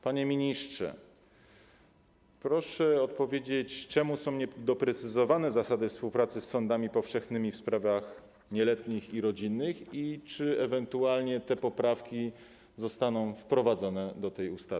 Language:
Polish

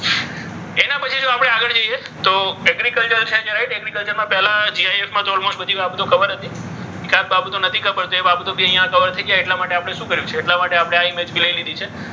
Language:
Gujarati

